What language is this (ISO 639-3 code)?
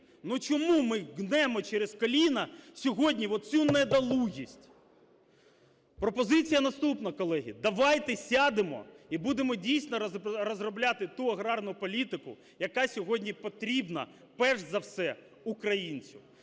ukr